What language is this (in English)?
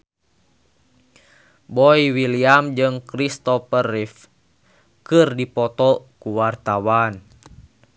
Sundanese